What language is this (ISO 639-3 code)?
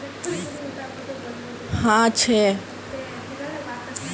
mag